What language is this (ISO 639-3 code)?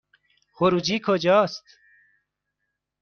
fas